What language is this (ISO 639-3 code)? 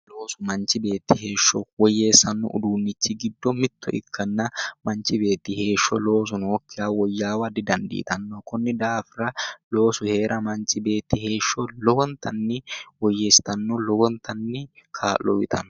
sid